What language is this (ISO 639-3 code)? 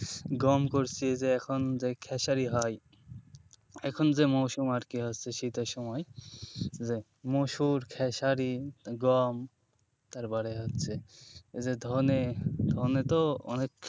ben